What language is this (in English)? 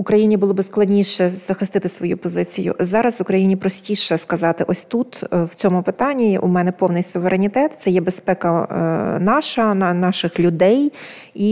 Ukrainian